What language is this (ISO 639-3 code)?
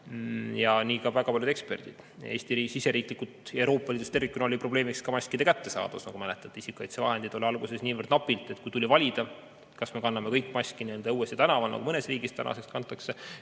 est